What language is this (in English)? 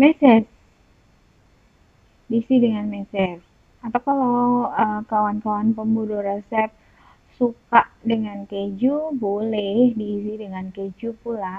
Indonesian